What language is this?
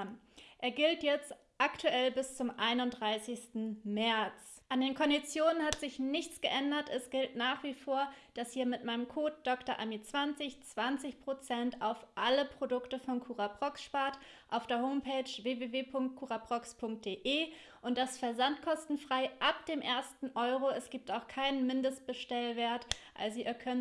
German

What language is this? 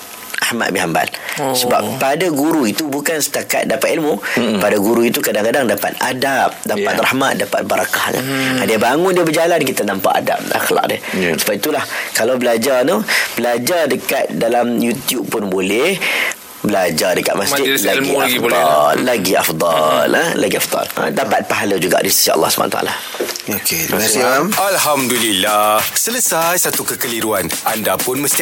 Malay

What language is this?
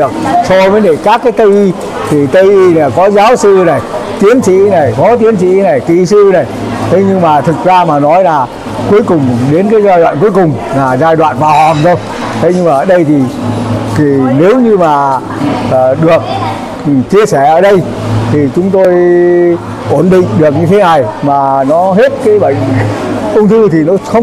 Vietnamese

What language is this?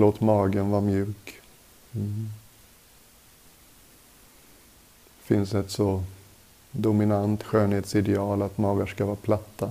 Swedish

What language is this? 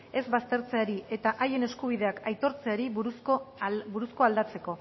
Basque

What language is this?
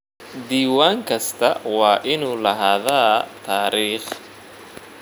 Somali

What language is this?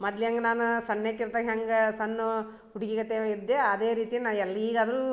Kannada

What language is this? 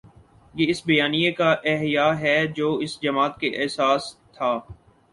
Urdu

